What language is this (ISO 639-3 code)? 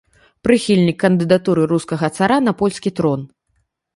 bel